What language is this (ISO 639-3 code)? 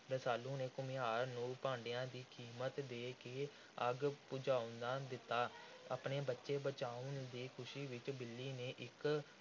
pan